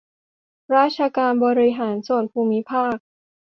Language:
Thai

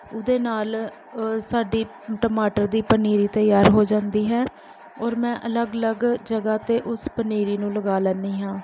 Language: Punjabi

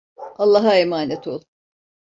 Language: Turkish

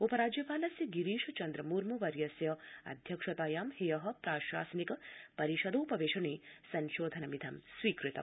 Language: Sanskrit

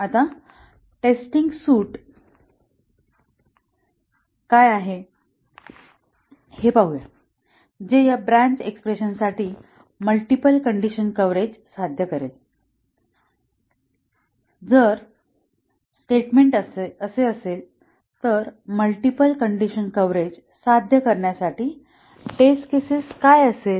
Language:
Marathi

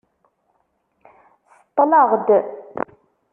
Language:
Kabyle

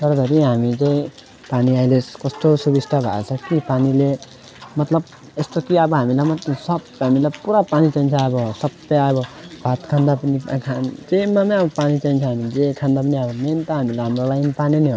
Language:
Nepali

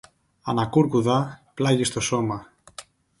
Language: Greek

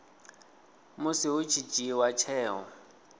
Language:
Venda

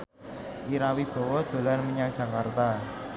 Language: Javanese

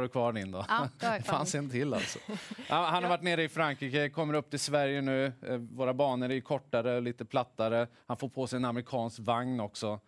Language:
Swedish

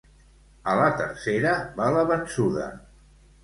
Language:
Catalan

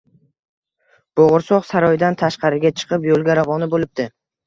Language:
Uzbek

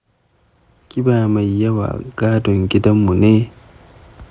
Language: Hausa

